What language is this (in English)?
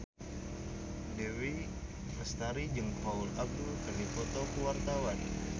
Sundanese